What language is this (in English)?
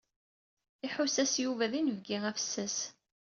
Kabyle